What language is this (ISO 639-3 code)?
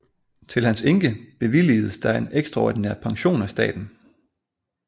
dan